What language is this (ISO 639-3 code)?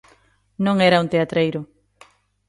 glg